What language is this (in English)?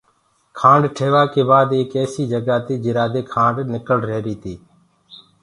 Gurgula